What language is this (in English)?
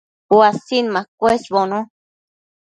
Matsés